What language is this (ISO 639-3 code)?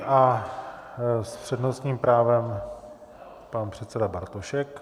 ces